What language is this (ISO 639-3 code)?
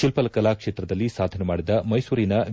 kan